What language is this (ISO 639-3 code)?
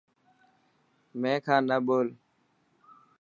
mki